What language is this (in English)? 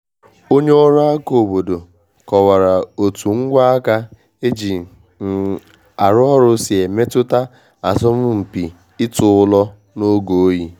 Igbo